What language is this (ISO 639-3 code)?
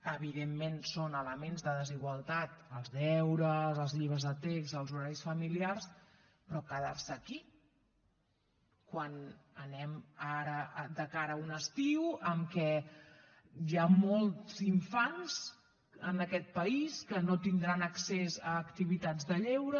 cat